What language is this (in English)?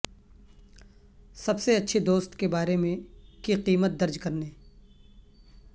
Urdu